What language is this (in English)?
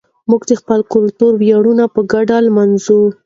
Pashto